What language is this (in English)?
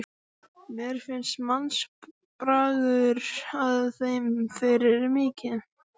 Icelandic